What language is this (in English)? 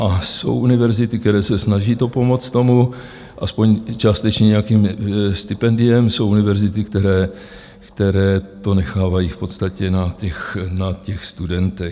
Czech